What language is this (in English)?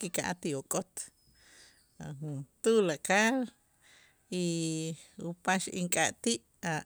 Itzá